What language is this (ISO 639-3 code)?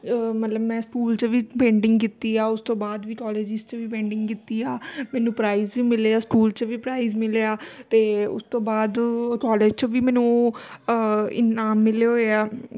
pan